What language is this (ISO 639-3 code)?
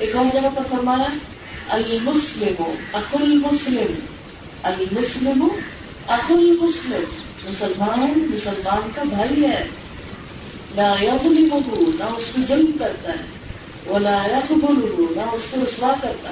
urd